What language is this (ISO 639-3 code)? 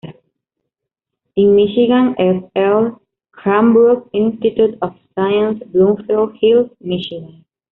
spa